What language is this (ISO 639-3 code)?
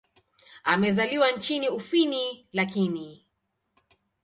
swa